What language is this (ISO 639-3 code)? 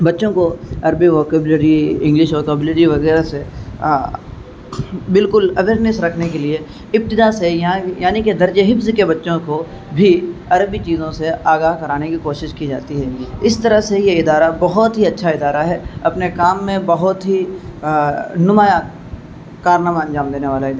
urd